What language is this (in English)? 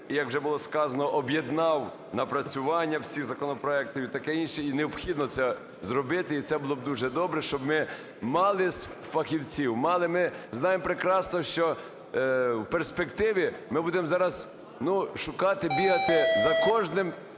Ukrainian